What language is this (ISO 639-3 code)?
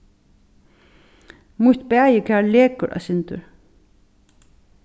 fao